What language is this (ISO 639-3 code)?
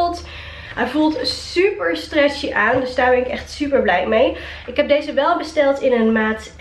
nld